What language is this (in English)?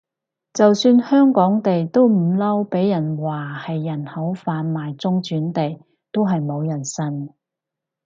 Cantonese